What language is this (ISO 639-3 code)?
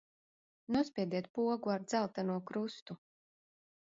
lav